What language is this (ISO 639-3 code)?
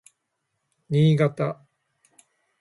jpn